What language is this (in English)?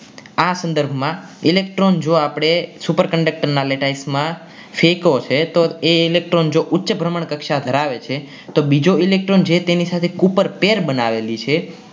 Gujarati